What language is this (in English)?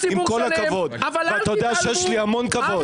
Hebrew